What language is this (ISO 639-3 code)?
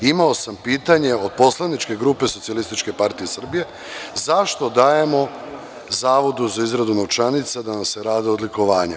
srp